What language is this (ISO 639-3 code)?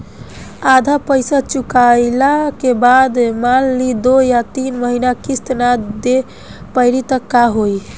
bho